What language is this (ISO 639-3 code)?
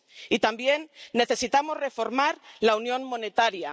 spa